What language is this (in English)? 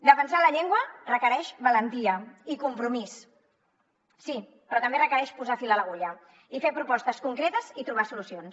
Catalan